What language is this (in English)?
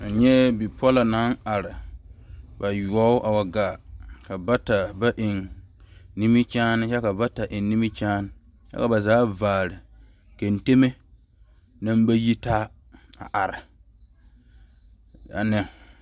Southern Dagaare